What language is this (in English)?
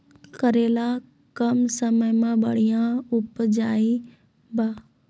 Maithili